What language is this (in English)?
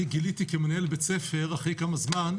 Hebrew